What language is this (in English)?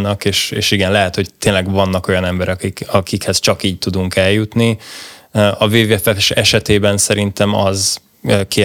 Hungarian